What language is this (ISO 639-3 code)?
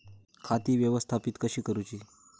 mar